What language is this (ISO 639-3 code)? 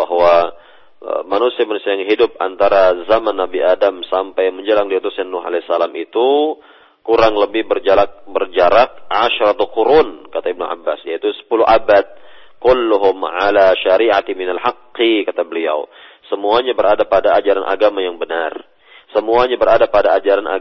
msa